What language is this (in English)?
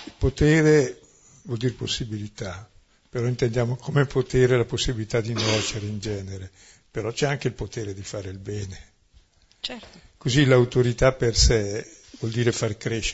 Italian